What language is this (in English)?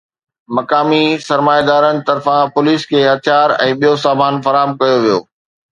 Sindhi